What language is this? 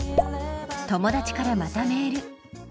Japanese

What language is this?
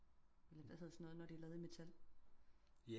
Danish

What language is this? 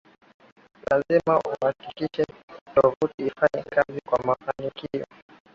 Swahili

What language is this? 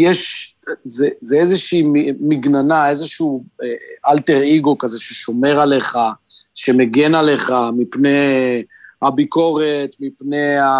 Hebrew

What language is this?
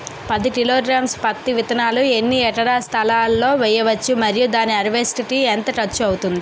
Telugu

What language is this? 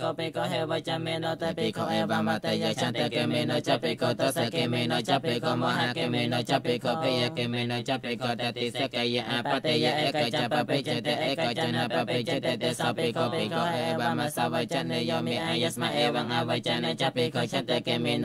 Thai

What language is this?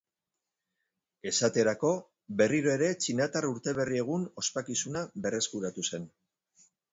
Basque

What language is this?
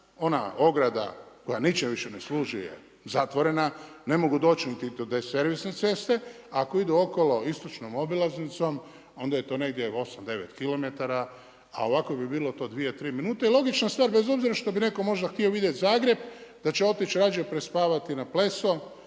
Croatian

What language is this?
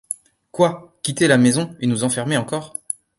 French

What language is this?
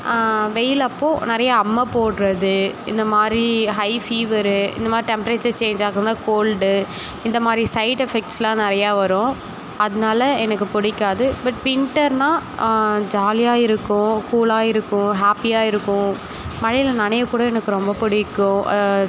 Tamil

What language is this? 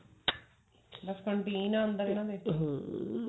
Punjabi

